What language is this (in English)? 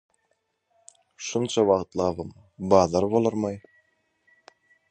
Turkmen